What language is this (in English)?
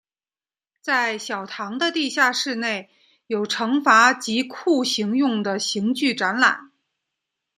Chinese